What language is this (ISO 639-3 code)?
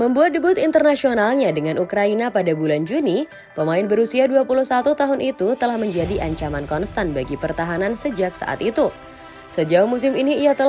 ind